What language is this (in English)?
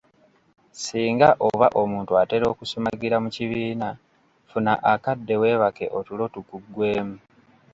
Ganda